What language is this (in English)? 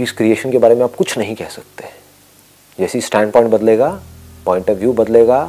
Hindi